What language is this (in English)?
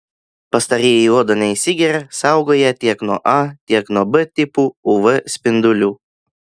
Lithuanian